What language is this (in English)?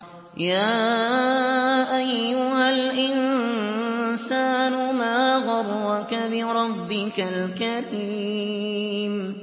Arabic